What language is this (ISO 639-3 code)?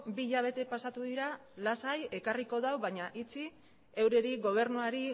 eus